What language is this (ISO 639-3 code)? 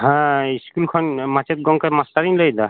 sat